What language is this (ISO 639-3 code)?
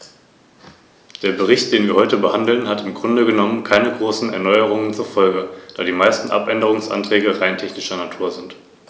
deu